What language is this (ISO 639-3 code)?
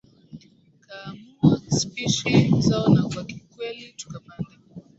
swa